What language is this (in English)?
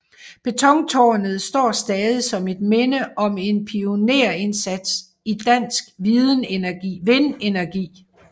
Danish